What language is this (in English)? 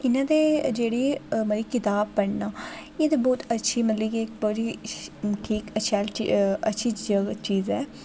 Dogri